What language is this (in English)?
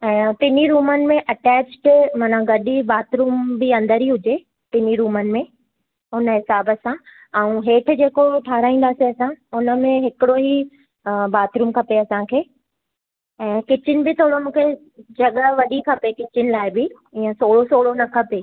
Sindhi